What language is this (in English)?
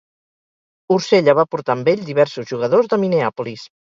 Catalan